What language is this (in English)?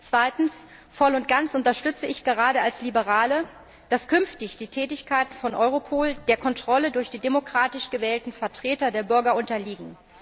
German